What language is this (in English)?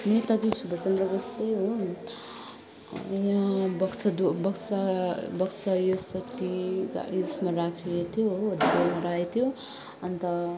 Nepali